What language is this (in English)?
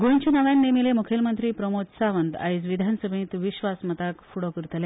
Konkani